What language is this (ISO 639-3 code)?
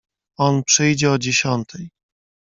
pol